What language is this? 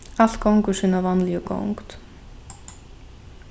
Faroese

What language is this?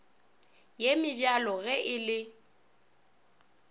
Northern Sotho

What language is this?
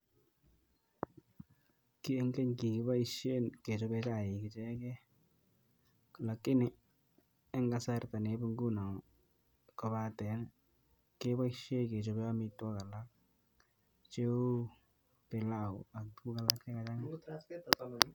Kalenjin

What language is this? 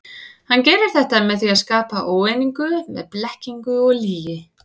Icelandic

